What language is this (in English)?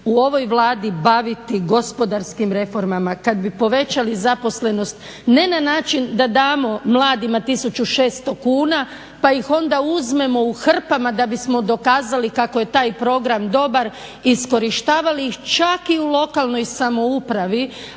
Croatian